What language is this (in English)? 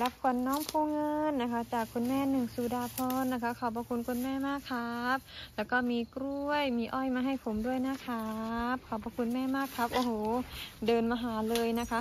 Thai